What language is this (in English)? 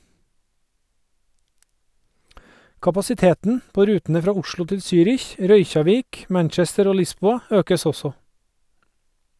Norwegian